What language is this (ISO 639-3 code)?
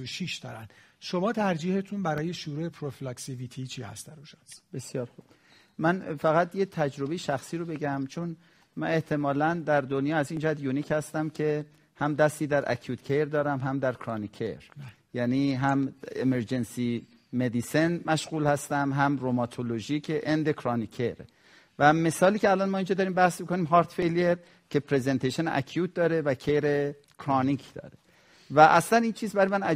fas